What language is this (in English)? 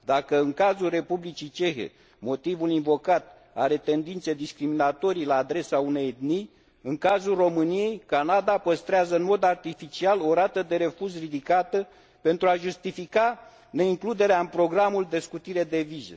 Romanian